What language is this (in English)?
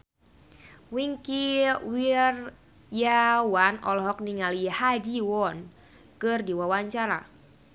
Sundanese